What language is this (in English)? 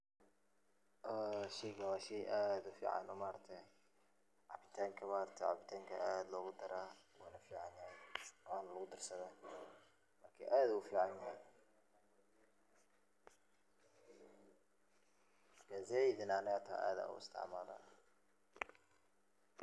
Somali